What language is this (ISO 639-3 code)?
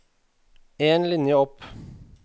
nor